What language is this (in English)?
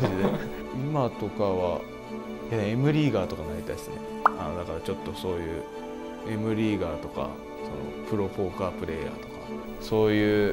Japanese